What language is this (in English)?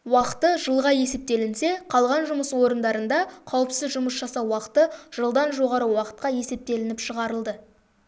Kazakh